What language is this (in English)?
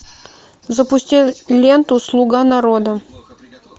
Russian